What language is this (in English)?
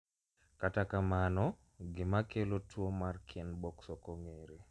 Luo (Kenya and Tanzania)